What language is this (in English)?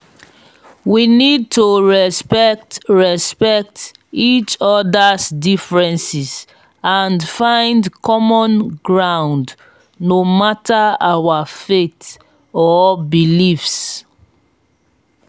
Nigerian Pidgin